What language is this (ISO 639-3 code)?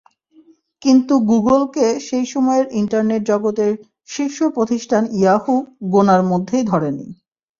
ben